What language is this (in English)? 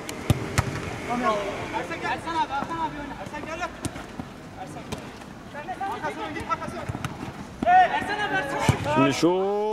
Turkish